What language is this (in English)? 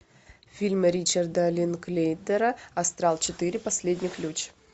Russian